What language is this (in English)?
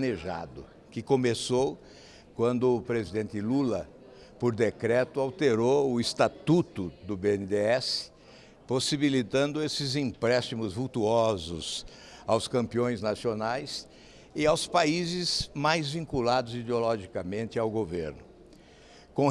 Portuguese